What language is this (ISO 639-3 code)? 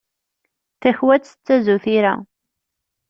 kab